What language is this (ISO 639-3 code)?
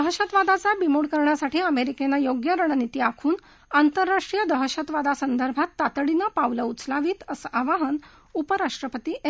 mar